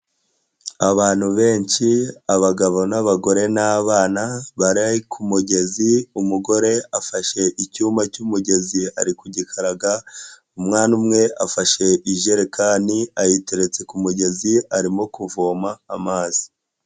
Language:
Kinyarwanda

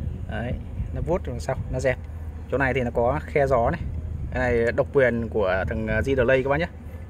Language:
Vietnamese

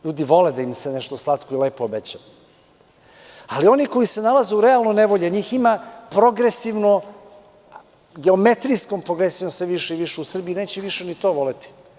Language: Serbian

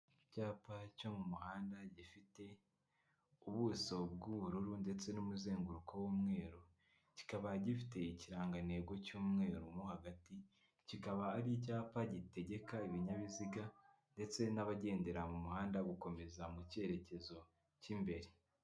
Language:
Kinyarwanda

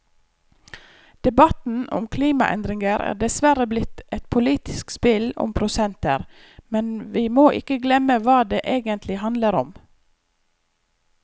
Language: Norwegian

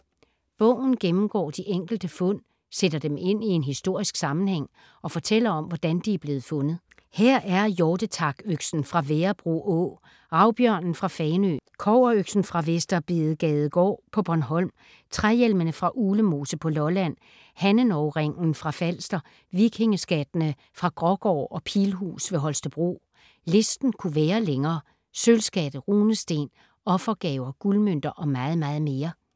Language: Danish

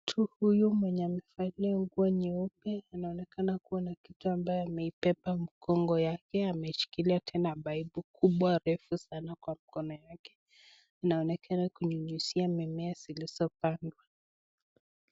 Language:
Swahili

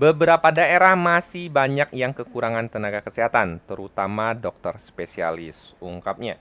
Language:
Indonesian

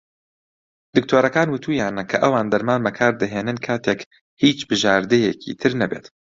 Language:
Central Kurdish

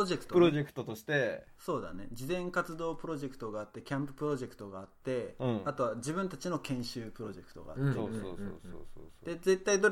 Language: Japanese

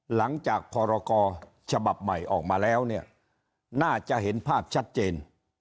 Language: Thai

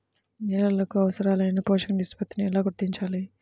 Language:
Telugu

